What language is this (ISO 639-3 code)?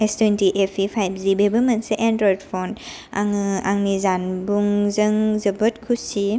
brx